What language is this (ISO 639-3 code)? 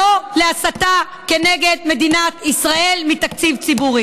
heb